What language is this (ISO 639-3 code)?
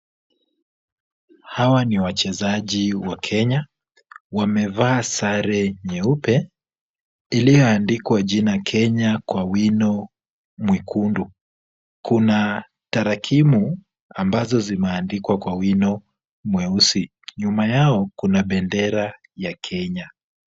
swa